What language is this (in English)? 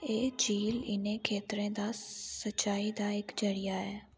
Dogri